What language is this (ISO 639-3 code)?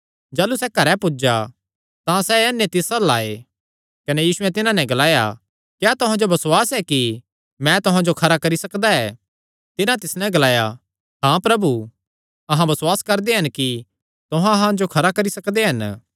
xnr